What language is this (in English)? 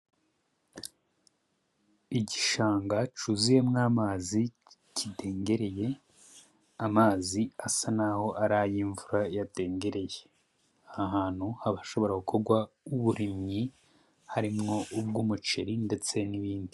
Rundi